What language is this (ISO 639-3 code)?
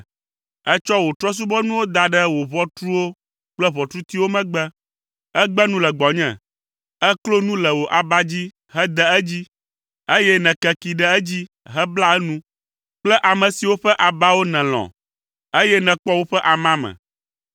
ewe